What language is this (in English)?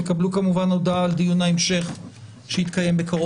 Hebrew